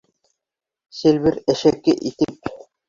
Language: Bashkir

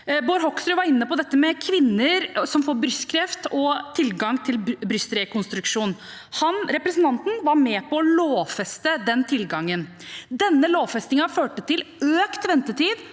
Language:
Norwegian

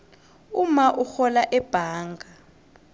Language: South Ndebele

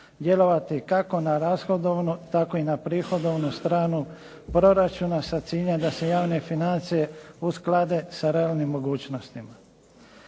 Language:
Croatian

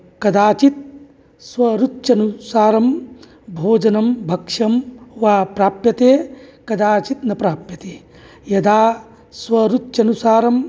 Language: Sanskrit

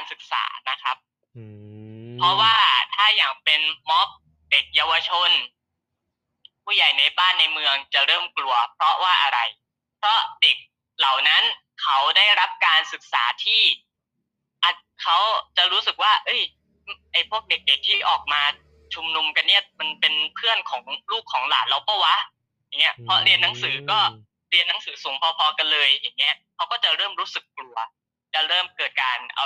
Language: Thai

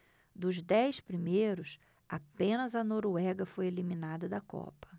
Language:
Portuguese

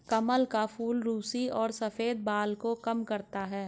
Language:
Hindi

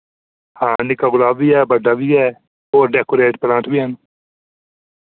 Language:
Dogri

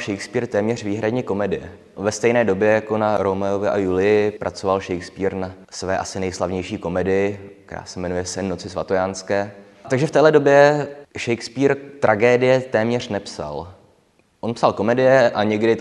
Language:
Czech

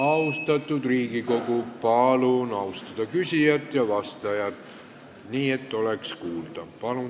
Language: Estonian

